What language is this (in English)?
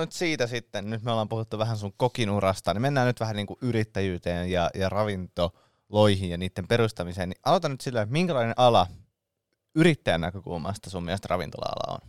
Finnish